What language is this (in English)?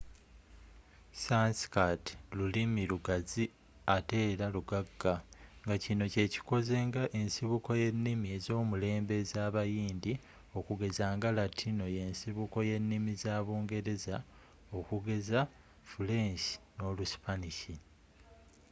Ganda